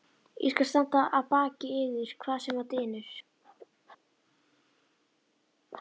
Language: Icelandic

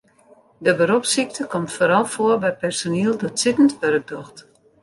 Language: Western Frisian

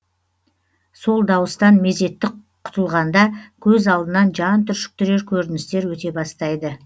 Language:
Kazakh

